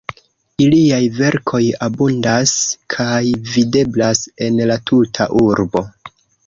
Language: Esperanto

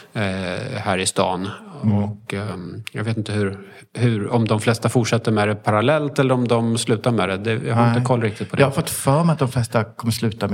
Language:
Swedish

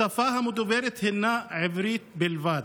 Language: Hebrew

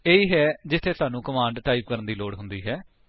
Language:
Punjabi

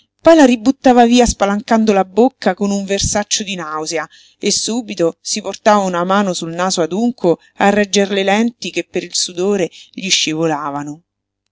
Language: Italian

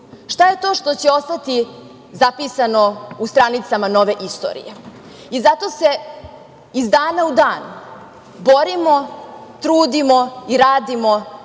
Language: Serbian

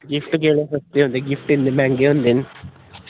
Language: Dogri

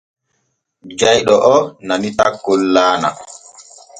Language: Borgu Fulfulde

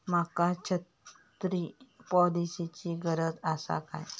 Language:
Marathi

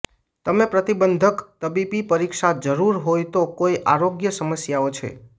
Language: Gujarati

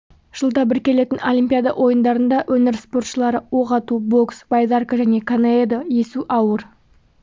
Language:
Kazakh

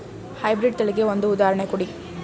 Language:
Kannada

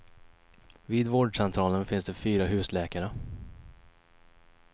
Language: Swedish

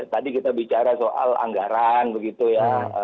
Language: Indonesian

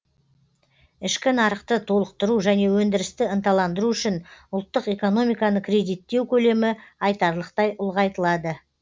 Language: Kazakh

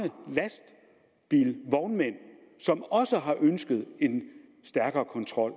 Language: Danish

